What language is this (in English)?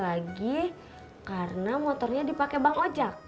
Indonesian